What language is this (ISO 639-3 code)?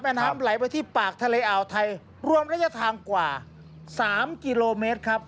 tha